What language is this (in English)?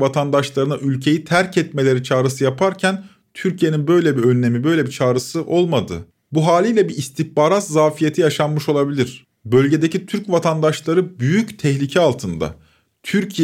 Turkish